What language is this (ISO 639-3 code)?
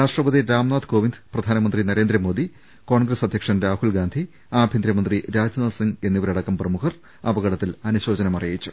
mal